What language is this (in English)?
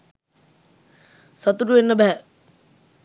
Sinhala